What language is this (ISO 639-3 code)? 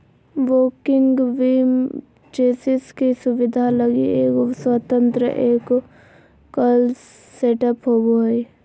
mag